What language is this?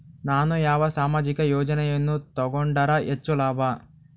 Kannada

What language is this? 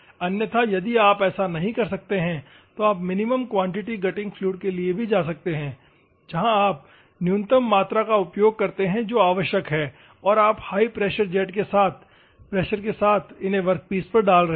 Hindi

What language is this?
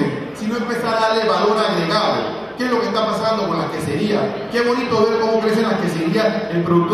Spanish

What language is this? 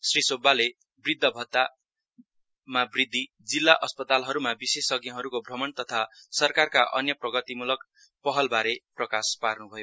Nepali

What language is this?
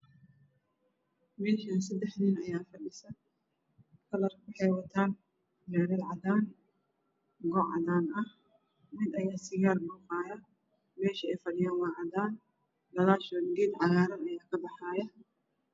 Somali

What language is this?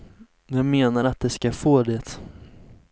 Swedish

